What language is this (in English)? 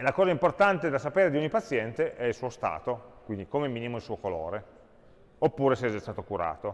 Italian